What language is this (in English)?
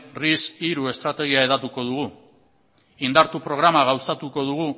Basque